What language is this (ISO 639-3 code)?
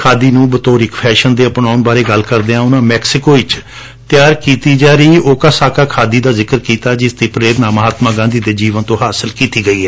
pan